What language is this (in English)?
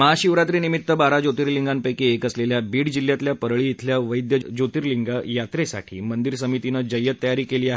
Marathi